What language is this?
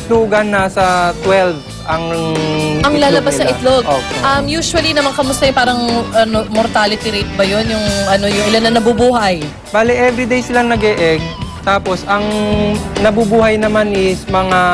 Filipino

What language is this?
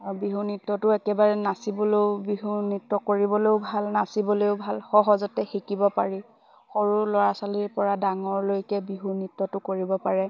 Assamese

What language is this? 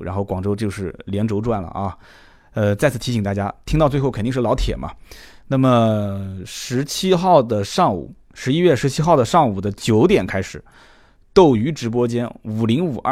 Chinese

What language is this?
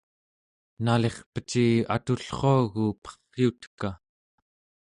Central Yupik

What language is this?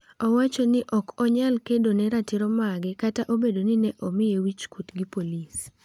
Luo (Kenya and Tanzania)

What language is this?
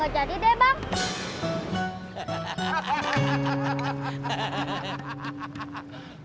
Indonesian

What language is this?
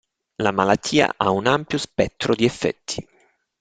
Italian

